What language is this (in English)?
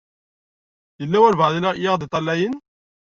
Kabyle